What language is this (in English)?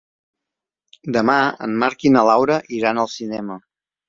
Catalan